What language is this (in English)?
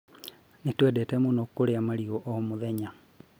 Kikuyu